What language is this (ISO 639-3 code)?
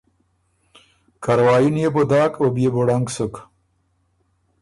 oru